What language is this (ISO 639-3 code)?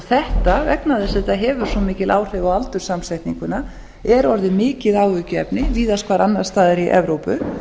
isl